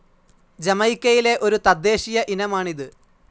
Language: Malayalam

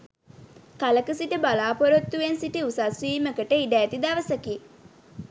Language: Sinhala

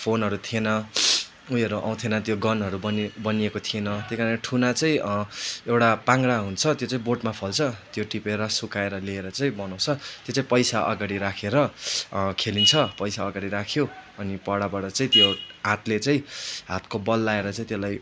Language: Nepali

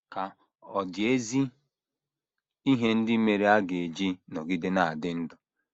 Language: Igbo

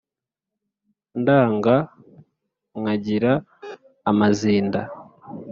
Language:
Kinyarwanda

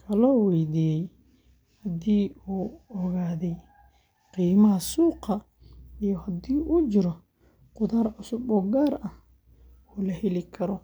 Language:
Somali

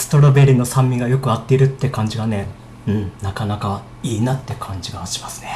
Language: Japanese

